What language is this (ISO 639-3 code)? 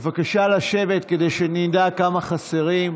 heb